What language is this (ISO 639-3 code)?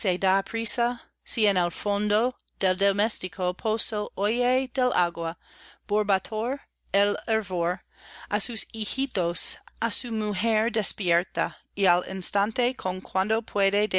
spa